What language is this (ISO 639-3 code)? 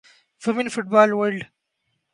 urd